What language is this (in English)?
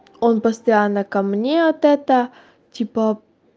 Russian